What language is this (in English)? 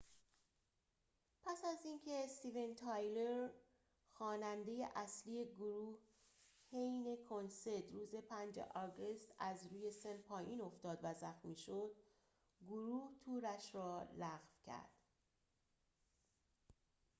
Persian